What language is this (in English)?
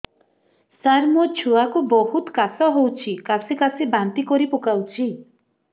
Odia